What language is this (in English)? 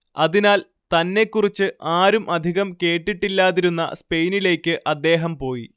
Malayalam